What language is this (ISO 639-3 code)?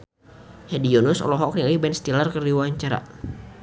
sun